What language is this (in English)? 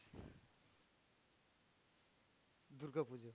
Bangla